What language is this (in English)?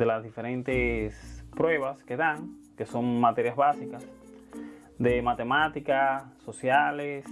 Spanish